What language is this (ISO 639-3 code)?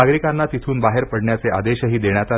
mar